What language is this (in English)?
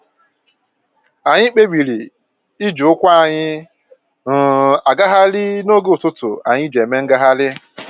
Igbo